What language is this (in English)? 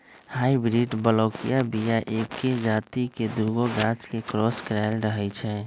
Magahi